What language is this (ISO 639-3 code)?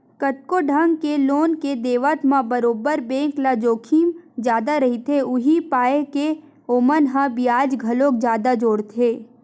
hne